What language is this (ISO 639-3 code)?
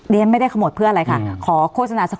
tha